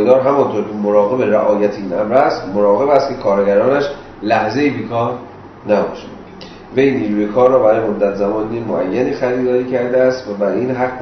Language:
Persian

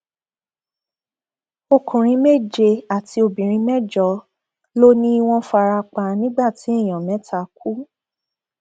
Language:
Yoruba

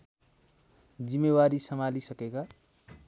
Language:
Nepali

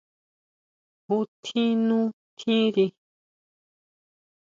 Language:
Huautla Mazatec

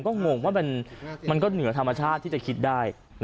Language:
Thai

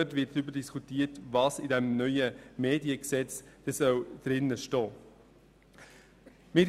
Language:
Swiss German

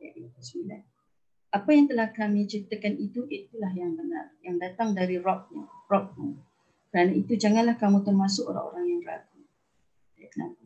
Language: Malay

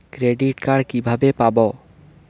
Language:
Bangla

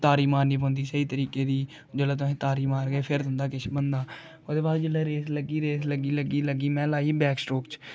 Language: Dogri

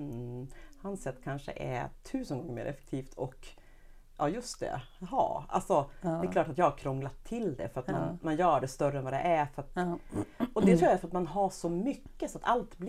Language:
Swedish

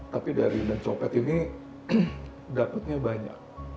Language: Indonesian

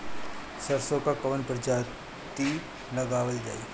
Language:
Bhojpuri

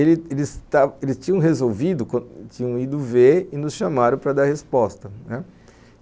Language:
Portuguese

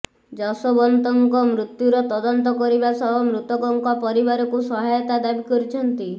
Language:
Odia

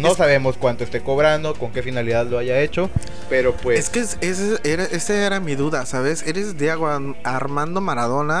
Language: Spanish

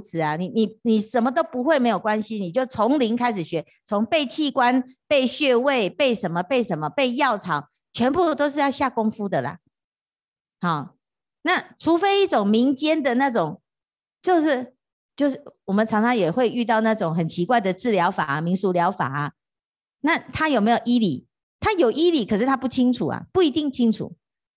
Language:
Chinese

